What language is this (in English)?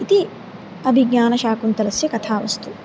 Sanskrit